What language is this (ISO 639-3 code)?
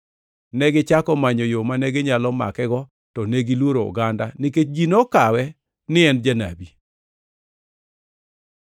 luo